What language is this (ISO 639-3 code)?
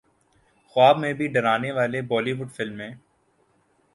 urd